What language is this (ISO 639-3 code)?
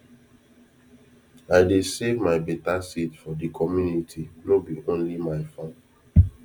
pcm